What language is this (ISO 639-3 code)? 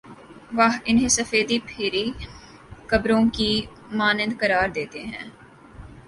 urd